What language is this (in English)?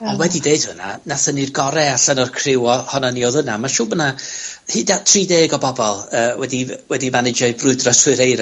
Welsh